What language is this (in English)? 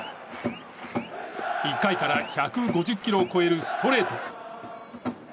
Japanese